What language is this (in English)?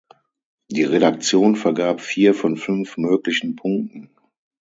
German